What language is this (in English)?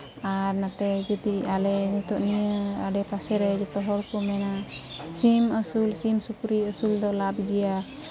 Santali